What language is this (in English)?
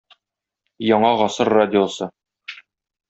Tatar